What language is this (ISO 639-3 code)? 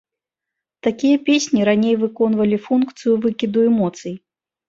bel